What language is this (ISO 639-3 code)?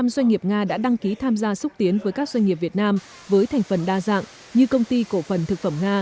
vie